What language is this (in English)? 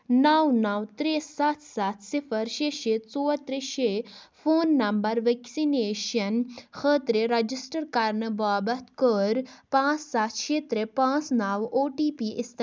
Kashmiri